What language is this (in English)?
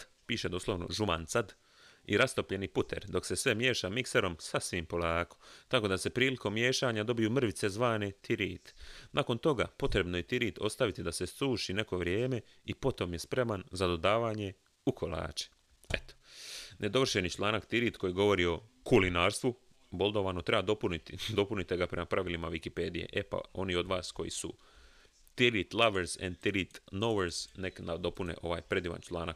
Croatian